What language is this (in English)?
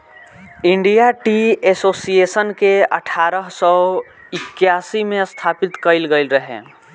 Bhojpuri